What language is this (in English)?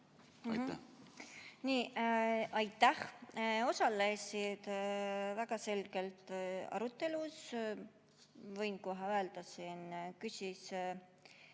Estonian